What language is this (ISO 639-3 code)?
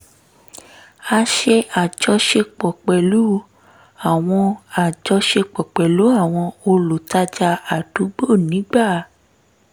yor